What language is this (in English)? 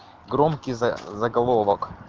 Russian